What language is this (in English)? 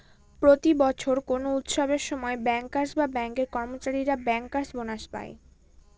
Bangla